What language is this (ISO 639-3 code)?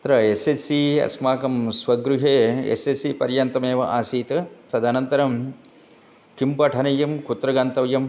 san